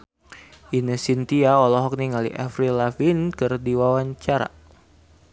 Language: Sundanese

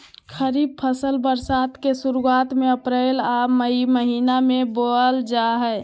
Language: Magahi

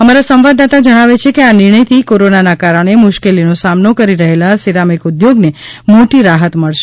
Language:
Gujarati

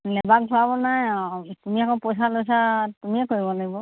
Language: Assamese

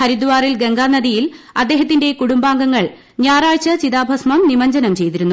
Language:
Malayalam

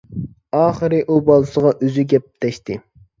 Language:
Uyghur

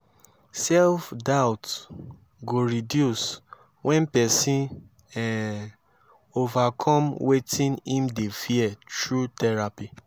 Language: Nigerian Pidgin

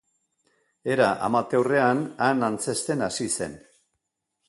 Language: Basque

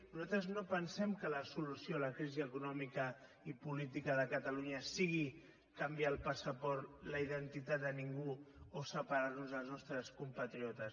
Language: Catalan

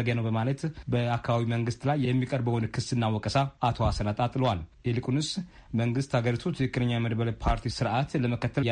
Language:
Amharic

